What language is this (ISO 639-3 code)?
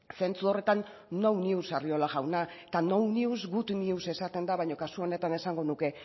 eus